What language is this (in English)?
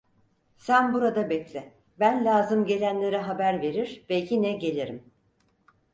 Turkish